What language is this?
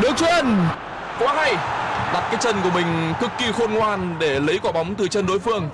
Vietnamese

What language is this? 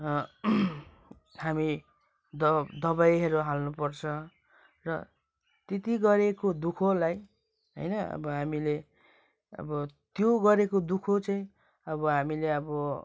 Nepali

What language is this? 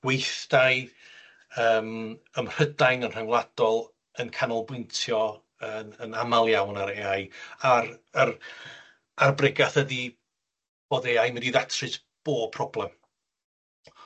Welsh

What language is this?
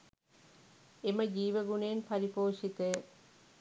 Sinhala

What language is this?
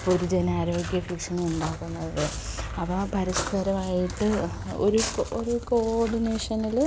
Malayalam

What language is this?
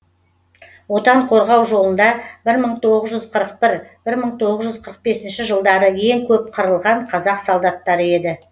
Kazakh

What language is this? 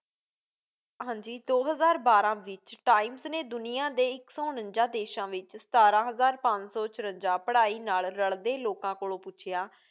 Punjabi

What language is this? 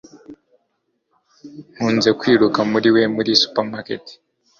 Kinyarwanda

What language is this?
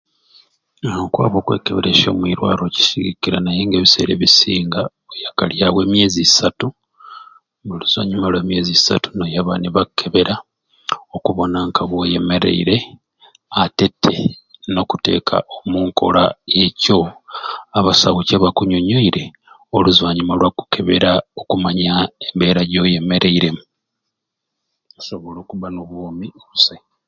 Ruuli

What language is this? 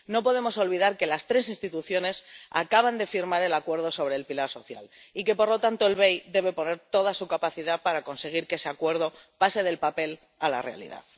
Spanish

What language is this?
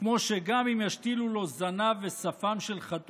Hebrew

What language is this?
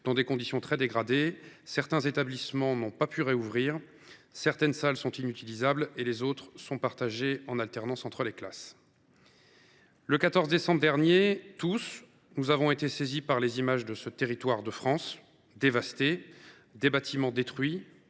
French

